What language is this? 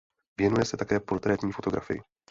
Czech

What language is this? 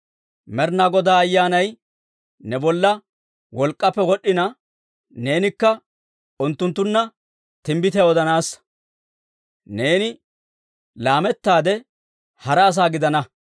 Dawro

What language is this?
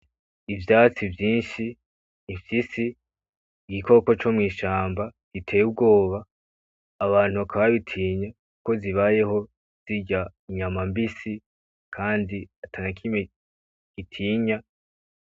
Rundi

